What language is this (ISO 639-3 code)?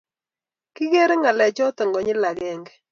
kln